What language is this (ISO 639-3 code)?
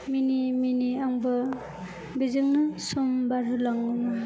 brx